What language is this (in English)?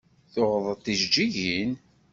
Kabyle